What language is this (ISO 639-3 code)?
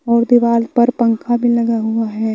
hin